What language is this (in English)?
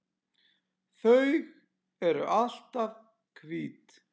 Icelandic